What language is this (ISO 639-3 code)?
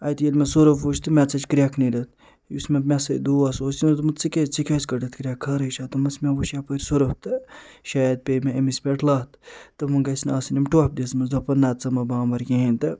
kas